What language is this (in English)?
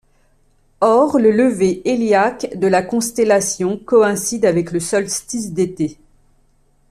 French